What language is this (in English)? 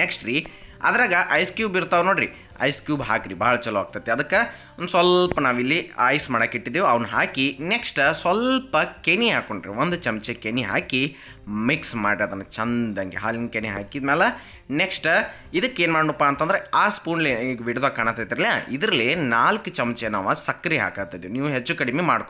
Kannada